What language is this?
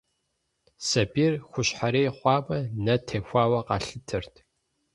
Kabardian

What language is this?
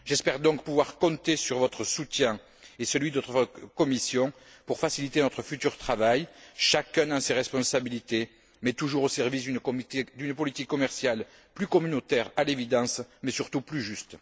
French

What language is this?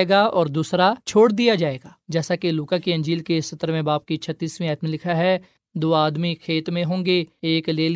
Urdu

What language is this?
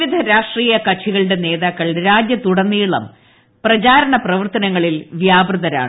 Malayalam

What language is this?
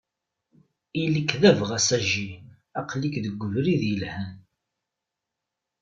Kabyle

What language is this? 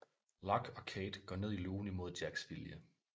Danish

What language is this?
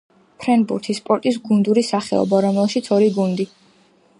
Georgian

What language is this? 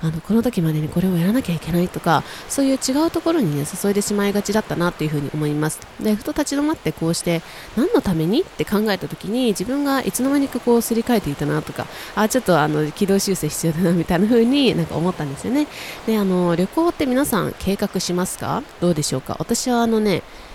Japanese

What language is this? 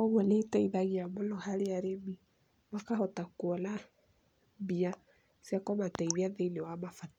Kikuyu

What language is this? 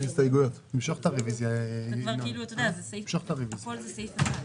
Hebrew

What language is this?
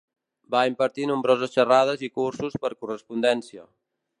Catalan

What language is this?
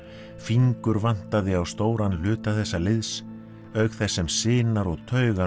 Icelandic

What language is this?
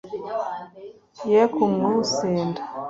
Kinyarwanda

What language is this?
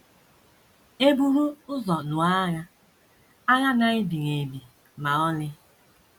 Igbo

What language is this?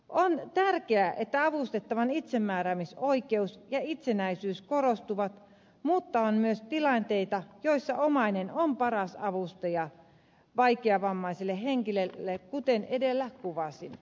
Finnish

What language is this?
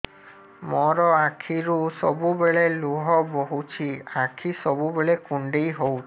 Odia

